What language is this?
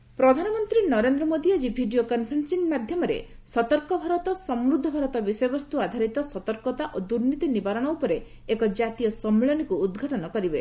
Odia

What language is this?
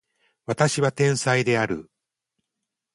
Japanese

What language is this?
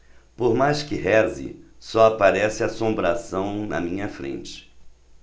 Portuguese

